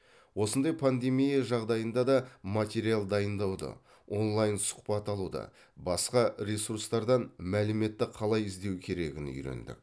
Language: Kazakh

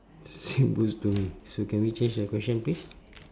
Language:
English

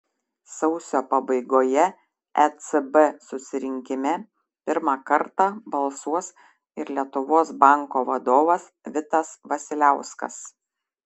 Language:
Lithuanian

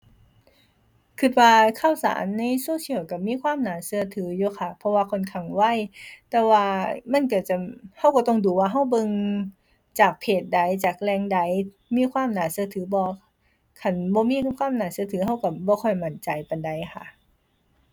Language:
Thai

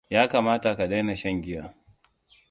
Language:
Hausa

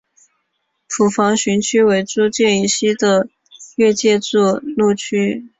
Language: Chinese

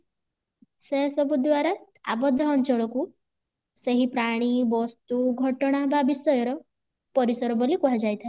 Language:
Odia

